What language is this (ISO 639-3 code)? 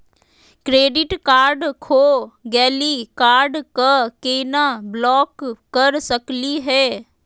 mag